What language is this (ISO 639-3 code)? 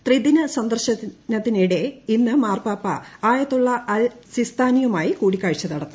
mal